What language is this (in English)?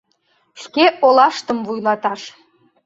Mari